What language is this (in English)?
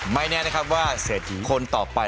Thai